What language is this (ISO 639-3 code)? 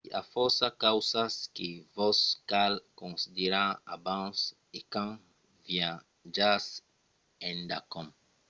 oci